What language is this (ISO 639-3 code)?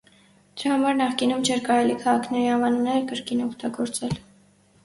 hye